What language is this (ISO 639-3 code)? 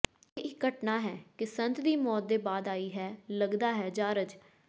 pan